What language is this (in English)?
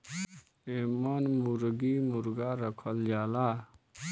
Bhojpuri